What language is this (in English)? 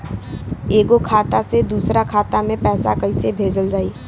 Bhojpuri